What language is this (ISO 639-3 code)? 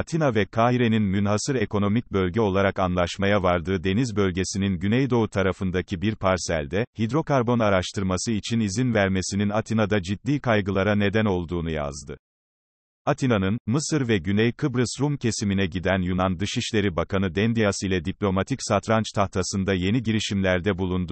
tur